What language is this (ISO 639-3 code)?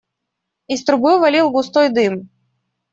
rus